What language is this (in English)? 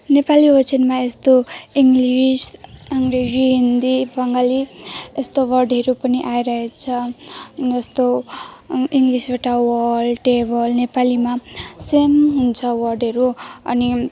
Nepali